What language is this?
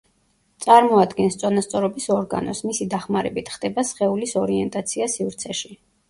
Georgian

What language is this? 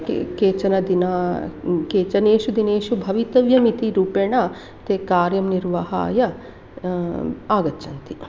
Sanskrit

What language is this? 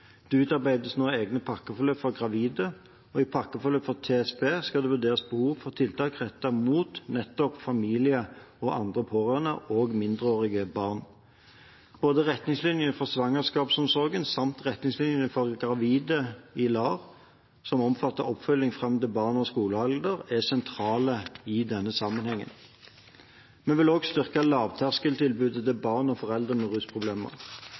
Norwegian Bokmål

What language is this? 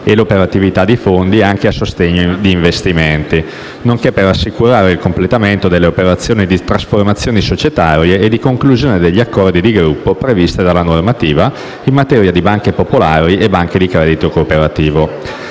Italian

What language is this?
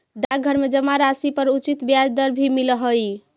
Magahi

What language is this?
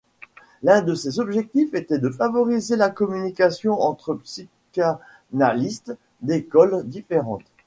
French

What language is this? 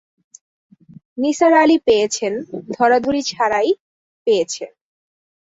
Bangla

